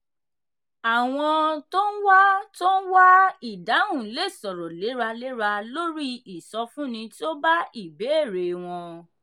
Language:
Yoruba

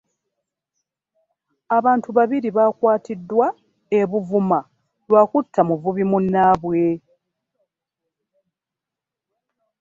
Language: Ganda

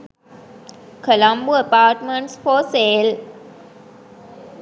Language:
Sinhala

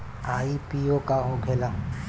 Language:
Bhojpuri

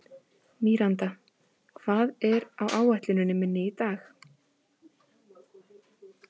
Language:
Icelandic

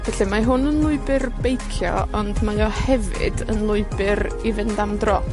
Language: Welsh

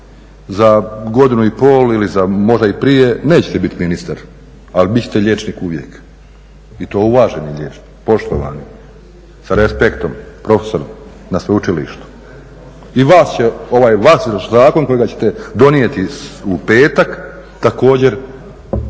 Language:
Croatian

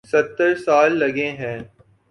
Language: Urdu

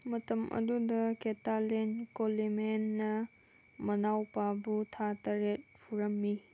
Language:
Manipuri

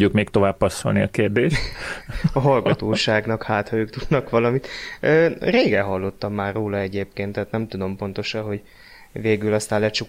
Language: Hungarian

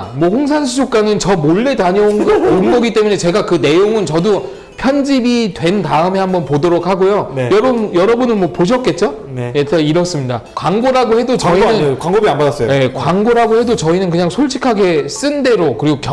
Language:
Korean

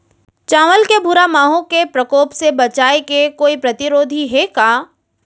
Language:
Chhattisgarhi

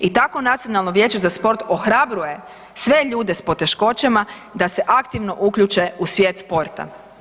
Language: Croatian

